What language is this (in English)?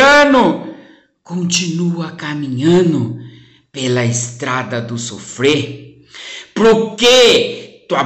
Portuguese